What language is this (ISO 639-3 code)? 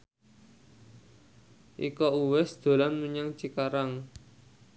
jav